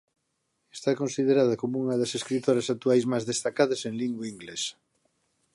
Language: Galician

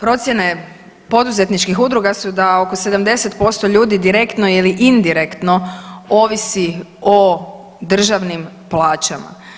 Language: Croatian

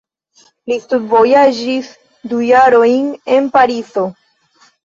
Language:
Esperanto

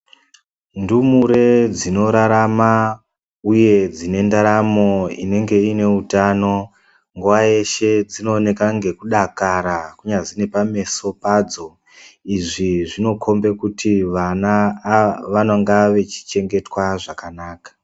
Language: Ndau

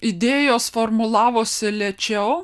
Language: Lithuanian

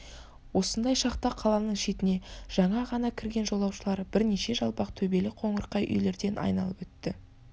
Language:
Kazakh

